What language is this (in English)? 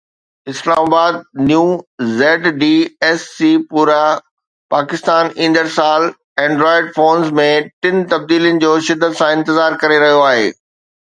Sindhi